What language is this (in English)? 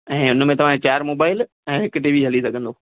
Sindhi